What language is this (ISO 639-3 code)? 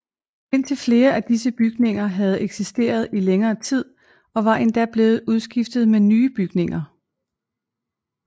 dan